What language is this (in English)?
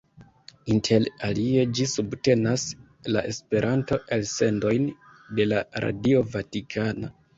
Esperanto